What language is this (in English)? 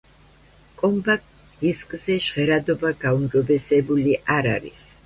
Georgian